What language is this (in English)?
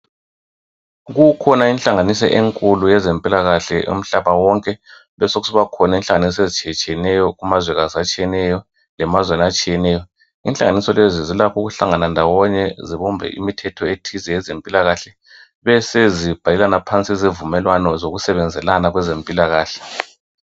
North Ndebele